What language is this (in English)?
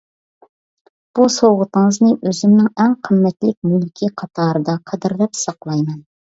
Uyghur